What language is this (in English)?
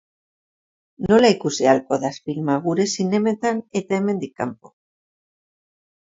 Basque